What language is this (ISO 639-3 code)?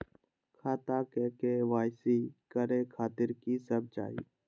mai